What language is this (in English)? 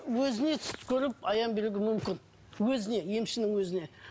Kazakh